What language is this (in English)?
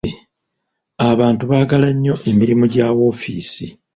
Ganda